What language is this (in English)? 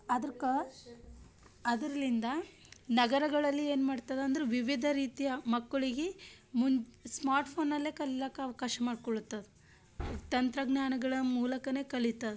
Kannada